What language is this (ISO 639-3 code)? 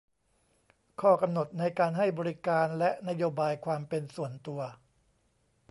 tha